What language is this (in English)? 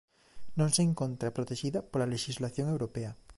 Galician